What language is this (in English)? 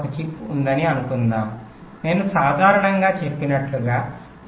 Telugu